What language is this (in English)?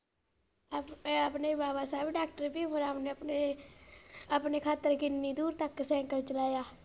Punjabi